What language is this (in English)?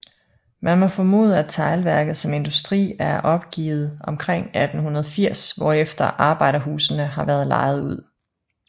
Danish